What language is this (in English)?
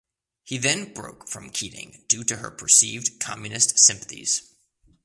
English